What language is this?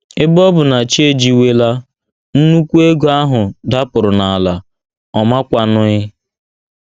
Igbo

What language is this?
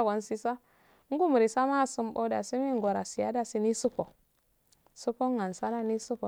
Afade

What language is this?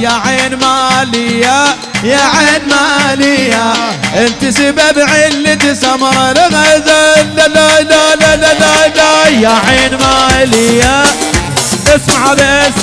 Arabic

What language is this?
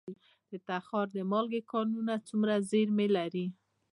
Pashto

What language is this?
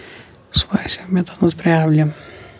Kashmiri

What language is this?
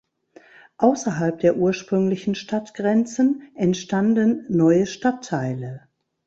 German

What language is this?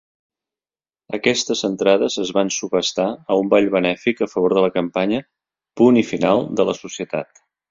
Catalan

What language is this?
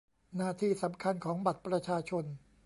Thai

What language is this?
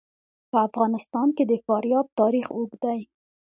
Pashto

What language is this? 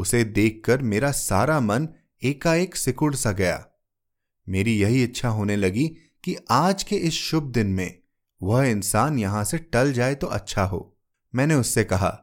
Hindi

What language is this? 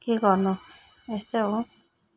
Nepali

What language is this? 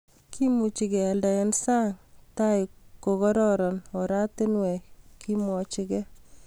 Kalenjin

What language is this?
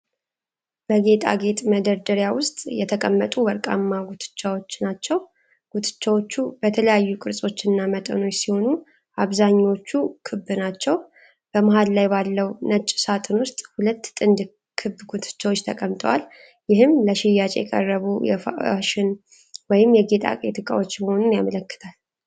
Amharic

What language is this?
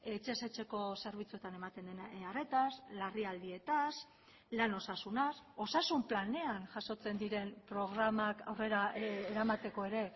Basque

